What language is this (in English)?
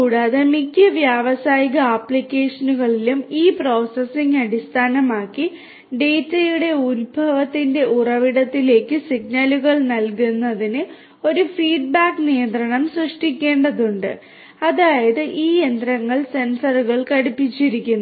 Malayalam